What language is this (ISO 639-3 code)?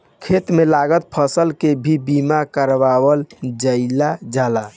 bho